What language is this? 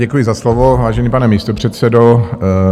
Czech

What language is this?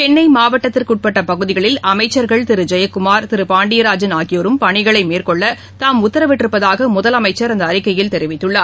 Tamil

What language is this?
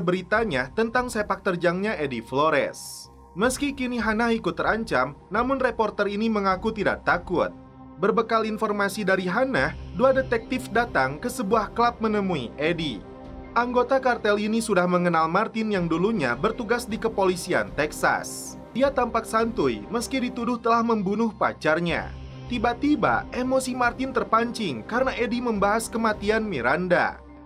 Indonesian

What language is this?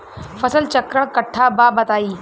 Bhojpuri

